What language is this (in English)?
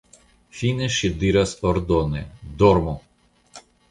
Esperanto